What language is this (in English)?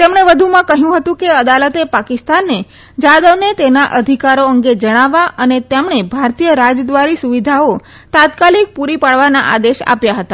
Gujarati